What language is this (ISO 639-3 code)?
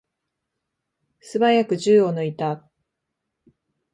jpn